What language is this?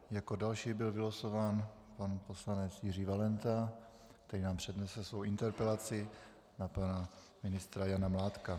Czech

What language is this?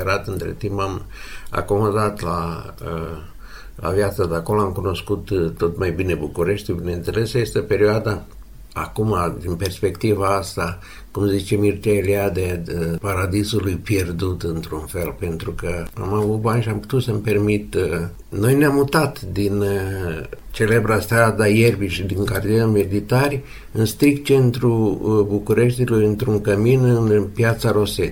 Romanian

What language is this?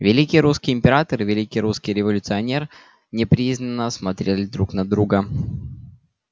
Russian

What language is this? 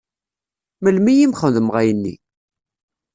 Kabyle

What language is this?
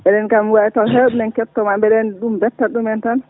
Fula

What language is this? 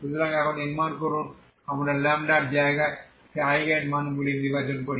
Bangla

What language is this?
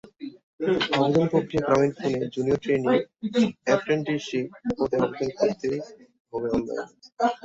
Bangla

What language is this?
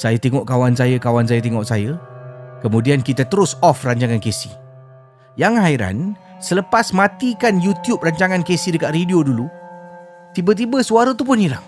Malay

